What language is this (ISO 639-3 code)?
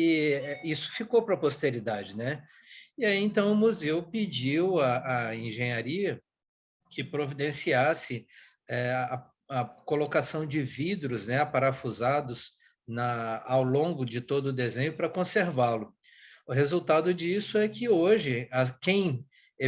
por